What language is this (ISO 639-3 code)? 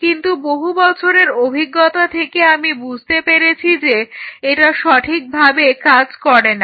ben